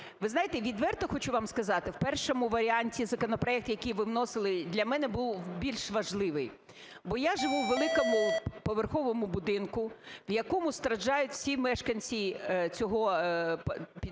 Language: Ukrainian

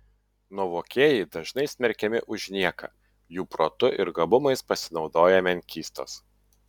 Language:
Lithuanian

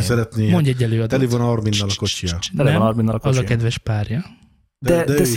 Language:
Hungarian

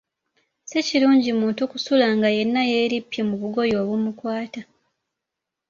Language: Ganda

